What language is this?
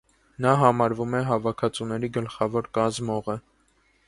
Armenian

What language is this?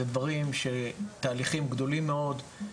Hebrew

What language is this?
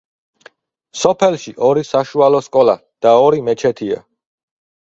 Georgian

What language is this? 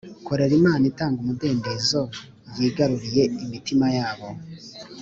Kinyarwanda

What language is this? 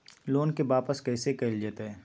Magahi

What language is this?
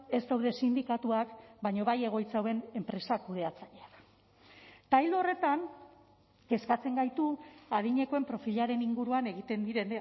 Basque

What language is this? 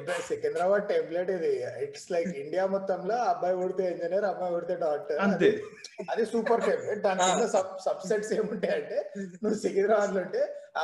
Telugu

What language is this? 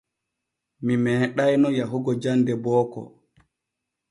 Borgu Fulfulde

